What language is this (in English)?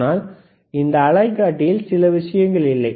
Tamil